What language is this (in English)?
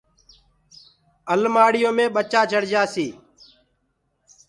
Gurgula